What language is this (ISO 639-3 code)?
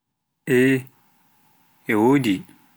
fuf